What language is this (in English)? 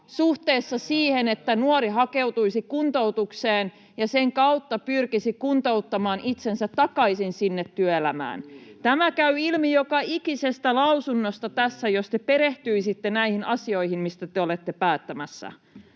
Finnish